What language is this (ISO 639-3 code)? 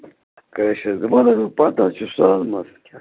kas